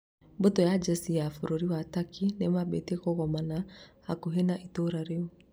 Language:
Kikuyu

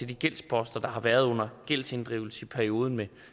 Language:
Danish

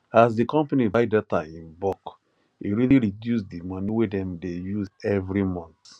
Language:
Nigerian Pidgin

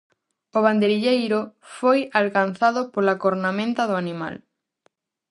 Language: Galician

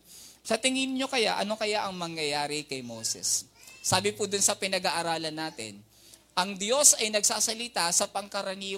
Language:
Filipino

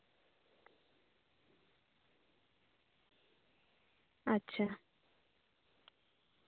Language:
Santali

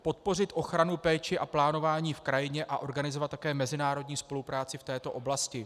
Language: Czech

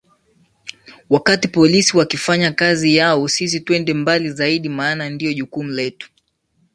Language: Swahili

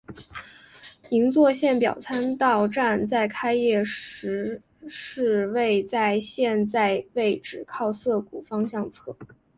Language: Chinese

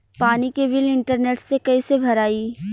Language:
Bhojpuri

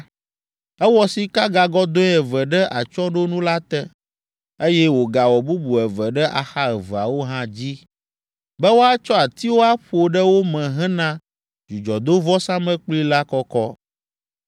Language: Ewe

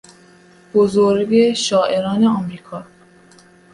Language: Persian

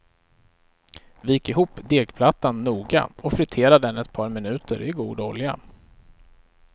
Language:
Swedish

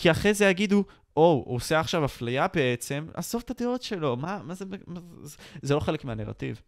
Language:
Hebrew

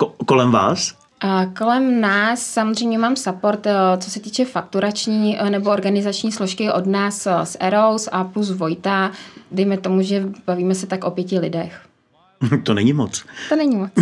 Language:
Czech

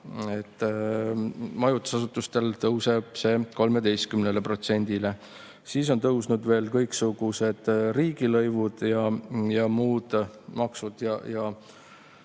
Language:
Estonian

